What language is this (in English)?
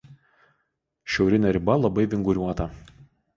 Lithuanian